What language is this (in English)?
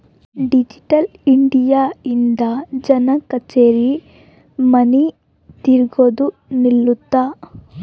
Kannada